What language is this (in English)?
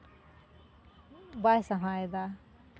Santali